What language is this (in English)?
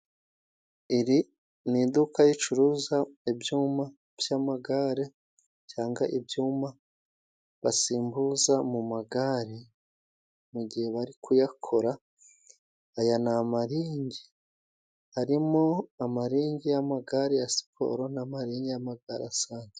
Kinyarwanda